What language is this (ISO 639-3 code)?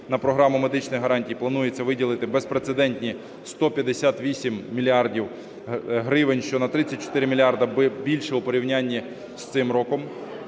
ukr